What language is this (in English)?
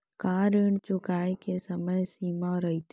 Chhattisgarhi